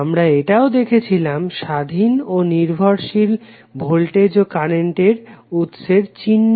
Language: Bangla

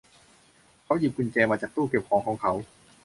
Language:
Thai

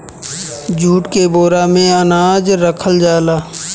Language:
Bhojpuri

